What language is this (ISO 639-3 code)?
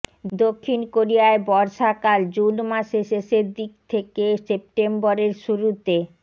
ben